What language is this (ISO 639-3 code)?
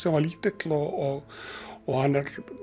isl